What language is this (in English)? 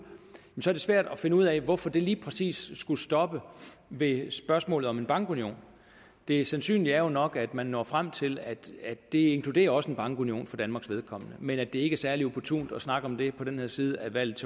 Danish